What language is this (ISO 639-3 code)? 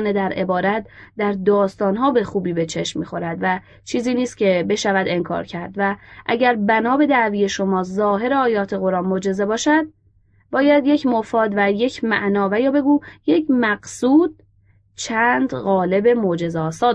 fas